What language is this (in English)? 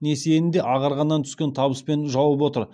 Kazakh